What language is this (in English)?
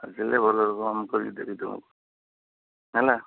Odia